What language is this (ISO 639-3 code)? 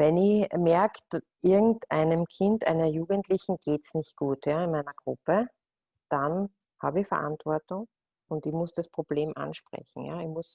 deu